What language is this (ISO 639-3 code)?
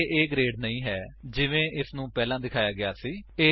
pan